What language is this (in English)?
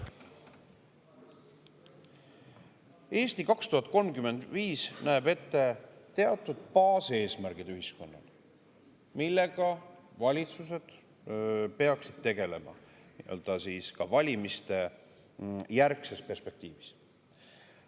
Estonian